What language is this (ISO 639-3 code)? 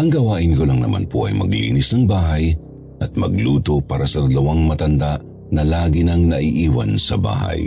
fil